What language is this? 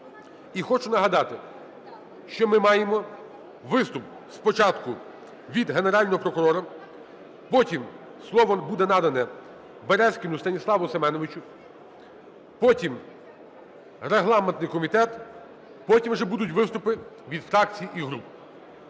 Ukrainian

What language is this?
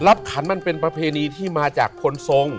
Thai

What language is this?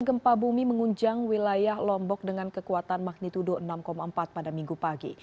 Indonesian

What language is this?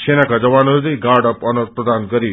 Nepali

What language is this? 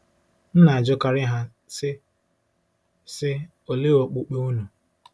Igbo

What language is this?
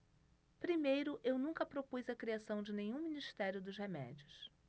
Portuguese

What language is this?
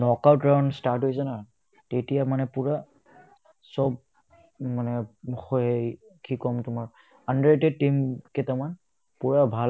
Assamese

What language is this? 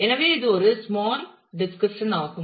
Tamil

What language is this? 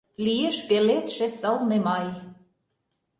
Mari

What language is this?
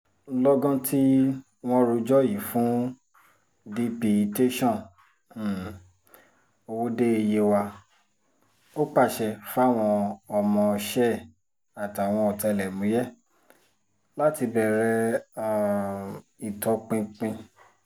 Yoruba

